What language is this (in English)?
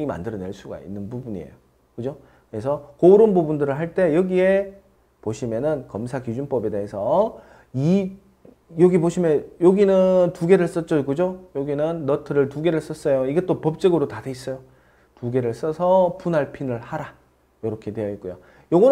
Korean